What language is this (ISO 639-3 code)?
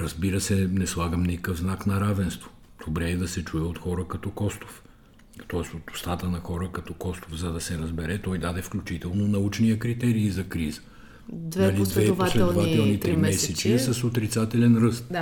bul